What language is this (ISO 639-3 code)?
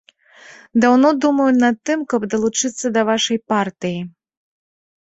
bel